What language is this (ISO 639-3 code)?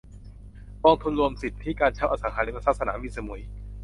tha